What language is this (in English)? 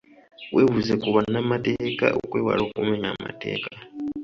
Ganda